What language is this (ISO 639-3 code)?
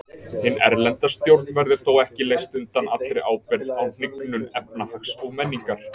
isl